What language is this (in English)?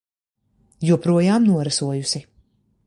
Latvian